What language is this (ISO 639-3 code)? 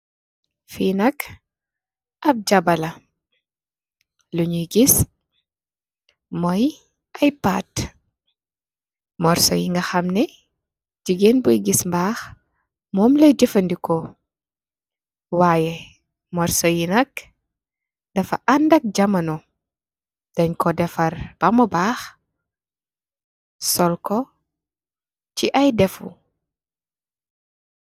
wol